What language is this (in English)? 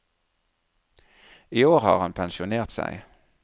Norwegian